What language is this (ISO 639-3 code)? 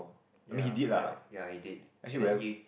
eng